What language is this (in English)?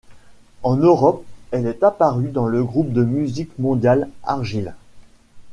French